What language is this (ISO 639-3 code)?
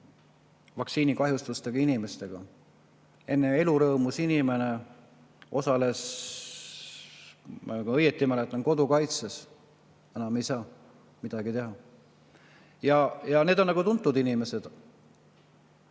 est